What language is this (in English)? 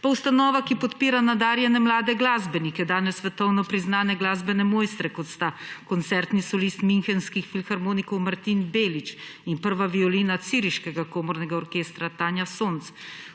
Slovenian